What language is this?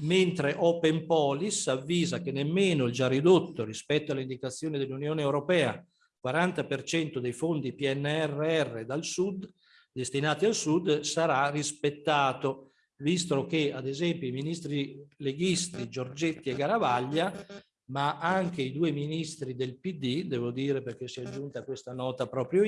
Italian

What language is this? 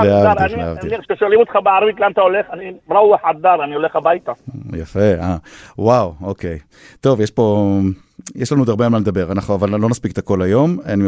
Hebrew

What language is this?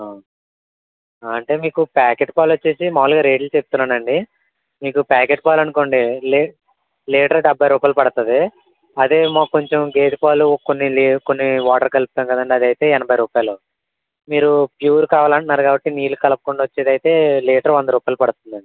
Telugu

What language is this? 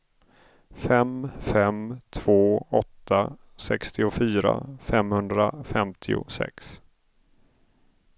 Swedish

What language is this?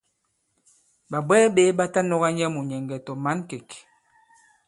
Bankon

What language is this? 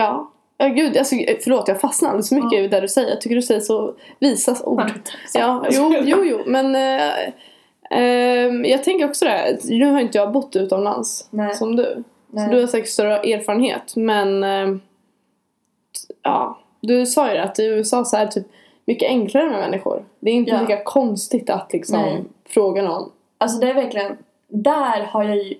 Swedish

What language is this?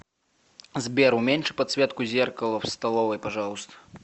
Russian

